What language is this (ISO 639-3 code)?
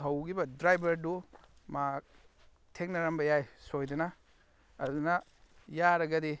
mni